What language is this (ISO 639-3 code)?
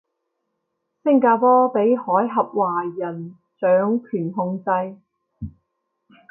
yue